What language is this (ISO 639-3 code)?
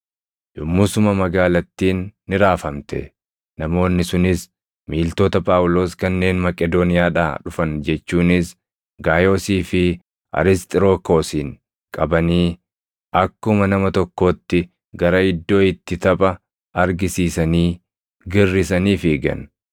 orm